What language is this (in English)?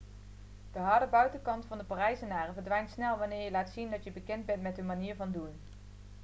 Dutch